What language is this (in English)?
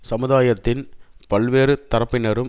Tamil